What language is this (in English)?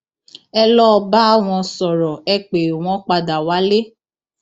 Yoruba